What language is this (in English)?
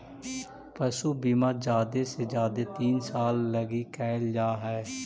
Magahi